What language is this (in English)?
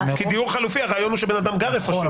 Hebrew